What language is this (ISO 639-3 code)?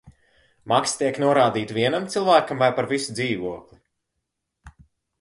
lav